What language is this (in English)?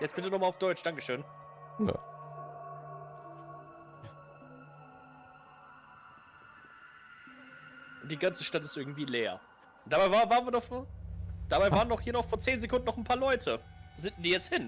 German